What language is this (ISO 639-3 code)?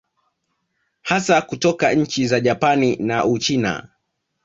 swa